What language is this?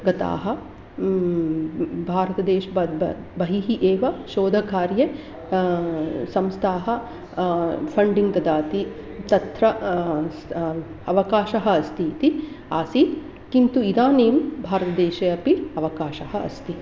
Sanskrit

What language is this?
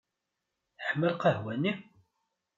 Kabyle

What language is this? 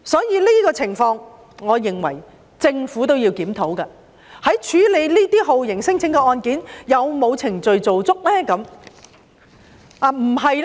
Cantonese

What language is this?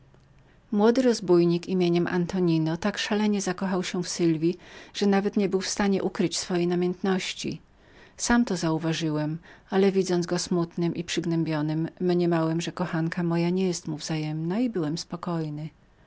Polish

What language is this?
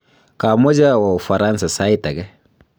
Kalenjin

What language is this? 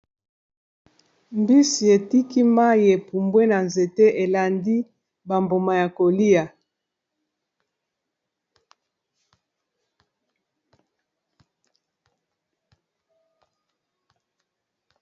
Lingala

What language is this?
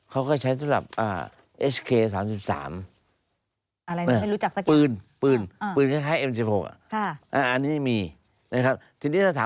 Thai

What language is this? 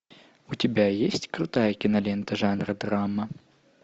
Russian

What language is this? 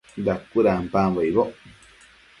Matsés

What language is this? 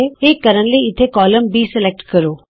Punjabi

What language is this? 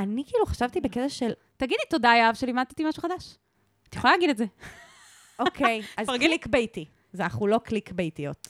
Hebrew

